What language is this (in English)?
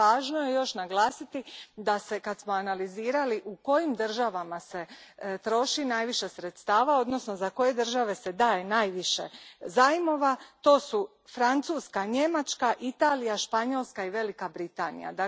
Croatian